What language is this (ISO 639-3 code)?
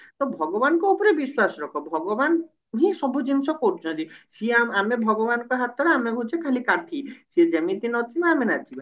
ori